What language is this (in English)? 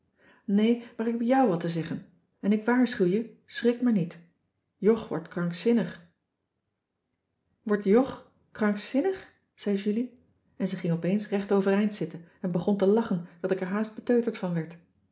Dutch